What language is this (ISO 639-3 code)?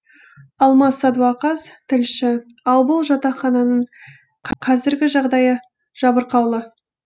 kaz